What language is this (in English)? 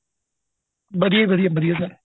Punjabi